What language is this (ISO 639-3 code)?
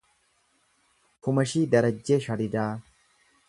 orm